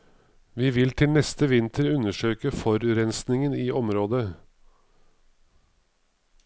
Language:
Norwegian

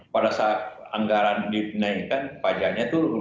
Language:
Indonesian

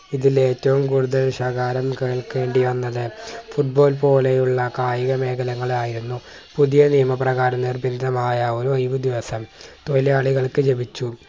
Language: Malayalam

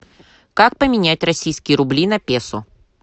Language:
Russian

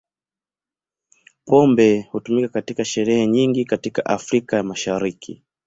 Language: Swahili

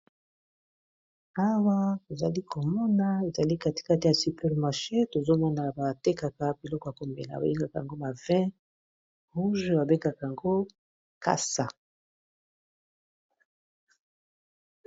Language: Lingala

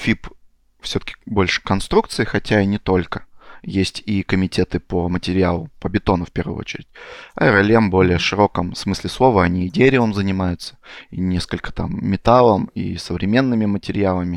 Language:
Russian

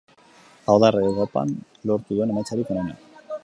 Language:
Basque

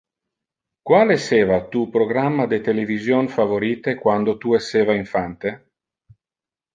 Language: Interlingua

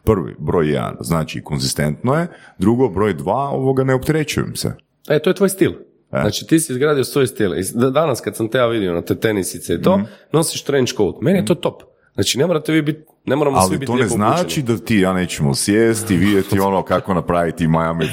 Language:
Croatian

